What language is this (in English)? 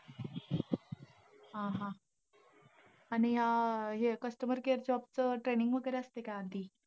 Marathi